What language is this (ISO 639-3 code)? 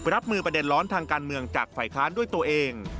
tha